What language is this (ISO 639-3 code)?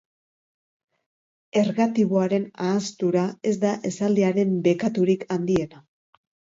eus